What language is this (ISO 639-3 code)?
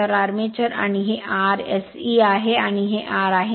mar